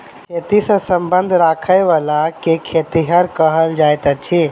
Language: Maithili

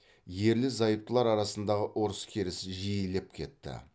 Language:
Kazakh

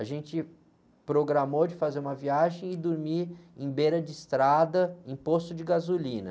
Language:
Portuguese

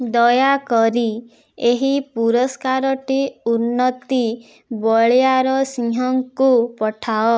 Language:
Odia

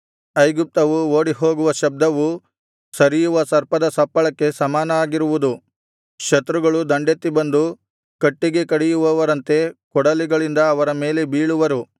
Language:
Kannada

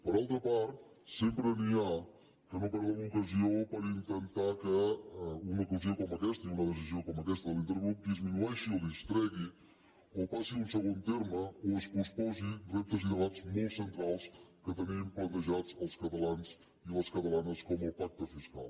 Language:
Catalan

